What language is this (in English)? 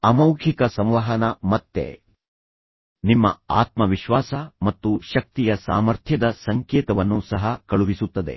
Kannada